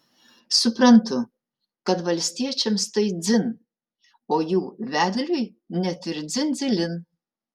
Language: Lithuanian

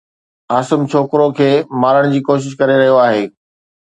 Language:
Sindhi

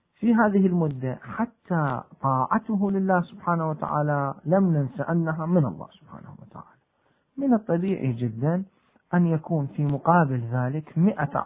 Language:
Arabic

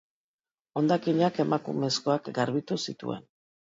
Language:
Basque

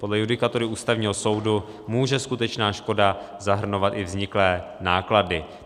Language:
Czech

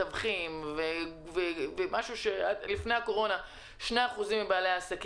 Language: Hebrew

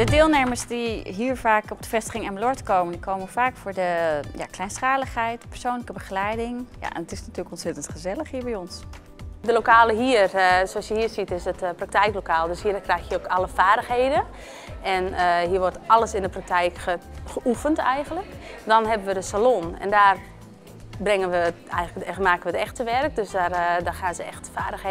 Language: Dutch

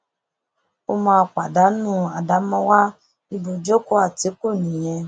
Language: Yoruba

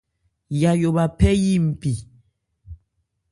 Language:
Ebrié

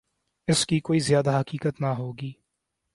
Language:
Urdu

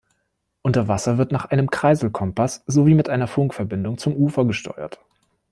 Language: German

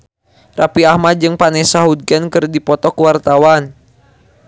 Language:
Sundanese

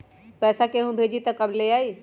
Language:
Magahi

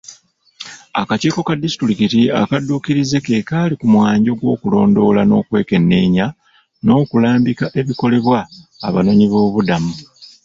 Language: Ganda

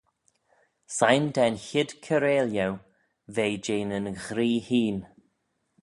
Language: Manx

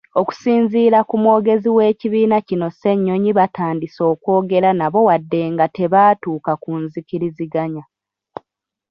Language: Ganda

